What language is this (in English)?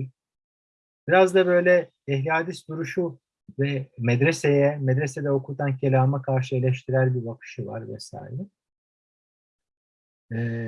Turkish